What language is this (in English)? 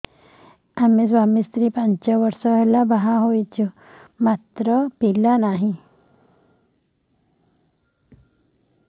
Odia